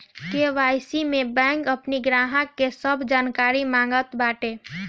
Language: Bhojpuri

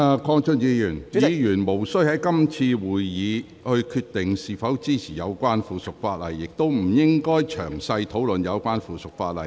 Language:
Cantonese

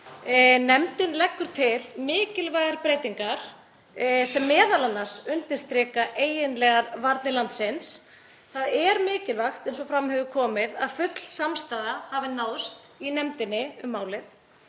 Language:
Icelandic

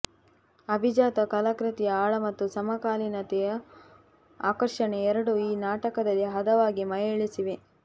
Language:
Kannada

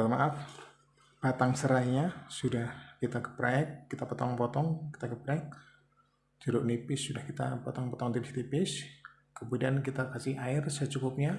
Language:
Indonesian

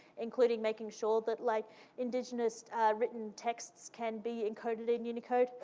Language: English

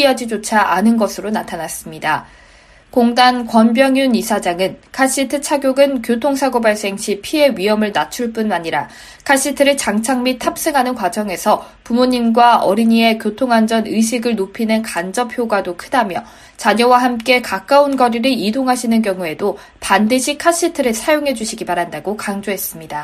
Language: Korean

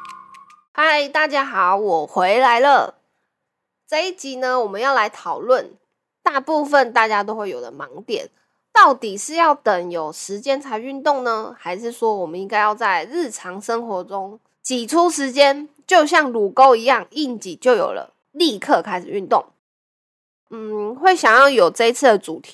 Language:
Chinese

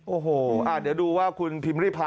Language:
Thai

